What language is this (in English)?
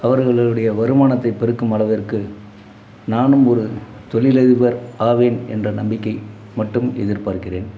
Tamil